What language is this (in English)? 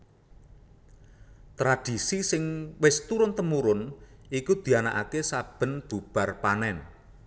Javanese